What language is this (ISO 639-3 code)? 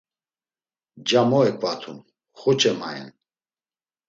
lzz